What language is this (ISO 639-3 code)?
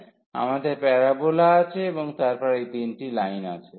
ben